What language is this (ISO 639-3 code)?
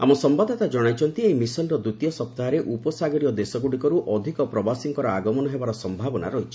ori